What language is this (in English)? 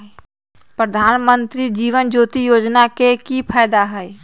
Magahi